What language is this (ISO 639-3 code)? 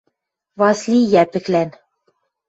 mrj